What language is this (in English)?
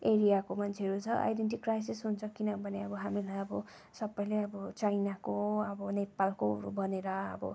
Nepali